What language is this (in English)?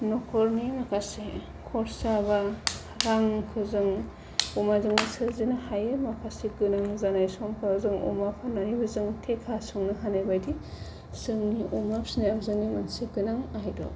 Bodo